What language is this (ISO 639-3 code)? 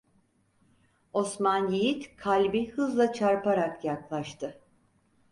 tur